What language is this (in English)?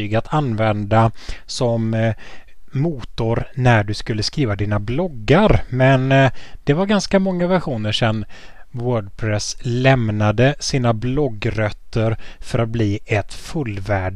Swedish